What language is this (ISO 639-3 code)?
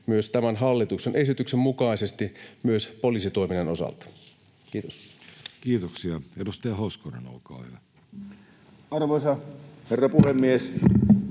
fin